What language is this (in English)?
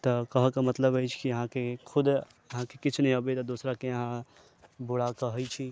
Maithili